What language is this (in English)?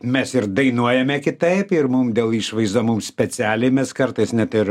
Lithuanian